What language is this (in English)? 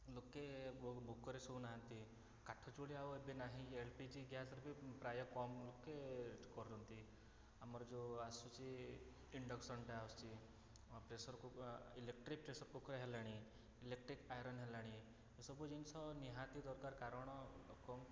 Odia